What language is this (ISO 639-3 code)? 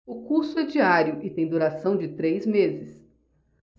por